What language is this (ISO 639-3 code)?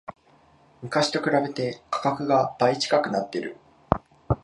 jpn